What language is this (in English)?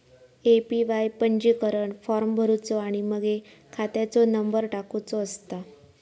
Marathi